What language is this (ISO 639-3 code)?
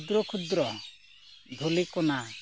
sat